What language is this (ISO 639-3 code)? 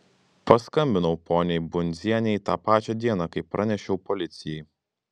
lit